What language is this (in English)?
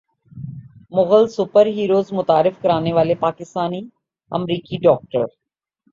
Urdu